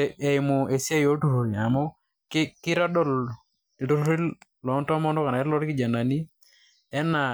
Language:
Masai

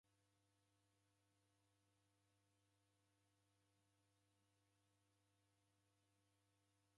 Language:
Taita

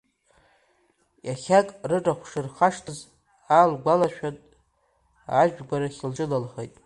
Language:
Abkhazian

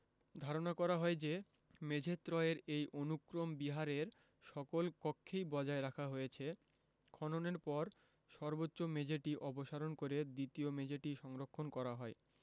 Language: Bangla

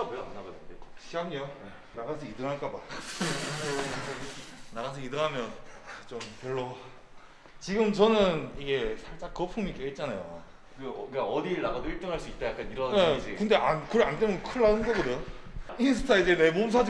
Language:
Korean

